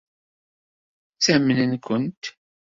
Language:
Kabyle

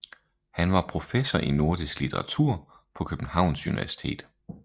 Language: Danish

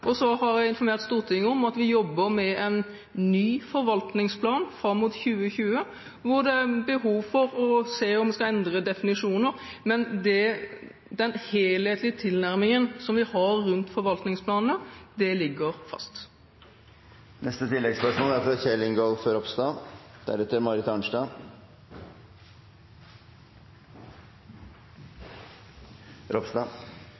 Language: Norwegian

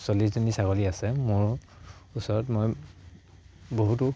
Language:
Assamese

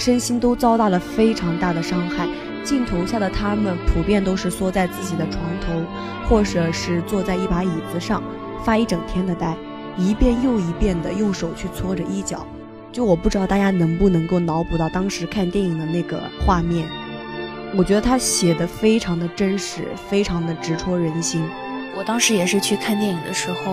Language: Chinese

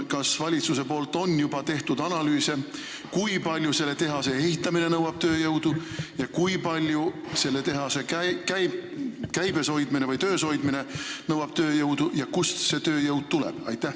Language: Estonian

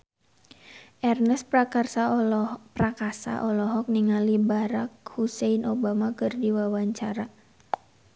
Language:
Sundanese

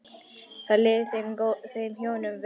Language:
Icelandic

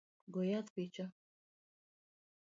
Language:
Luo (Kenya and Tanzania)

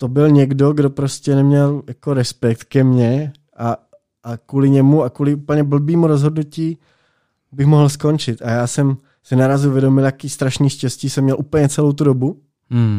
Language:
Czech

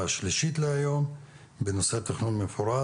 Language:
Hebrew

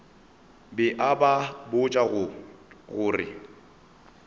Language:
Northern Sotho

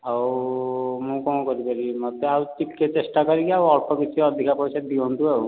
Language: Odia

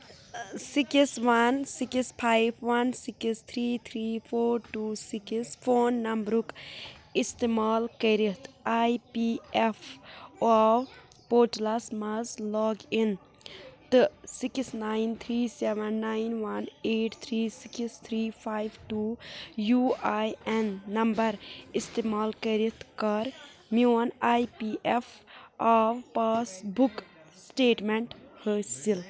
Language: Kashmiri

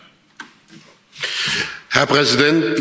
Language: German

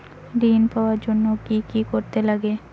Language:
Bangla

